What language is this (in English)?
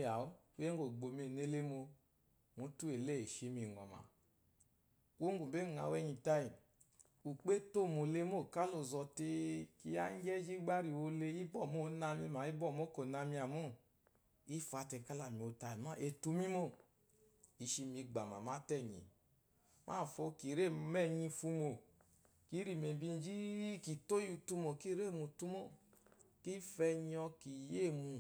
Eloyi